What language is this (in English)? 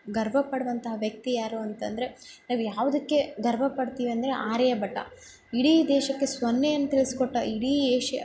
Kannada